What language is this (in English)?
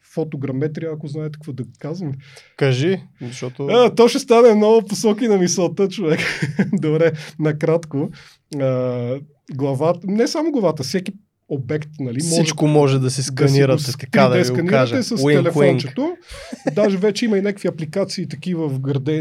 Bulgarian